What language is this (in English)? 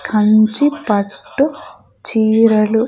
Telugu